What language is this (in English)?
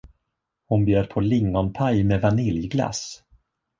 Swedish